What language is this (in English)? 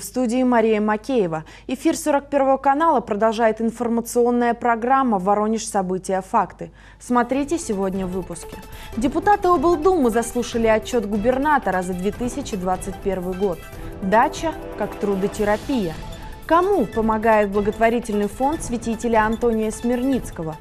Russian